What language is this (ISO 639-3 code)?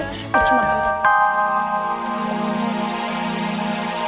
ind